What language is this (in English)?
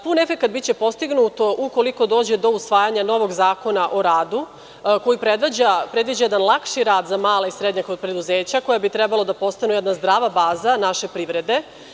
Serbian